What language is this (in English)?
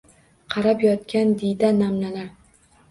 Uzbek